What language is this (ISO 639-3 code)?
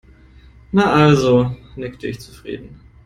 deu